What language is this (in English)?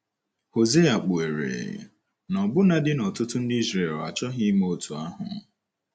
Igbo